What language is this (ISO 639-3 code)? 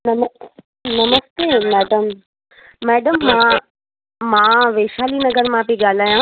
snd